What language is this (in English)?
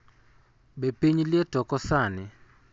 Luo (Kenya and Tanzania)